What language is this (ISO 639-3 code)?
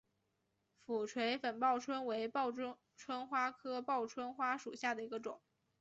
zho